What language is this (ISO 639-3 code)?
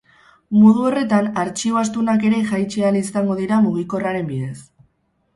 eus